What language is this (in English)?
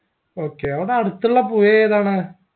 Malayalam